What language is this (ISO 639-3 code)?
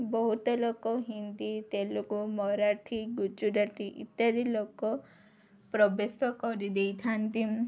ori